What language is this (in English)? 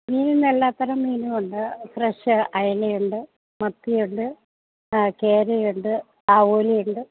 Malayalam